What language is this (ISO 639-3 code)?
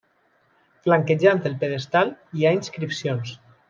cat